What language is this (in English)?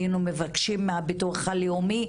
Hebrew